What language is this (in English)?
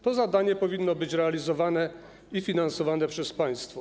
Polish